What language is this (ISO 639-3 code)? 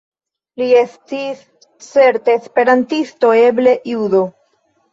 epo